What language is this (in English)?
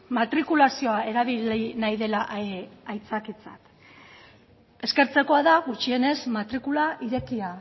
Basque